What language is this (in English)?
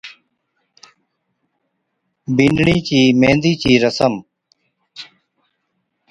Od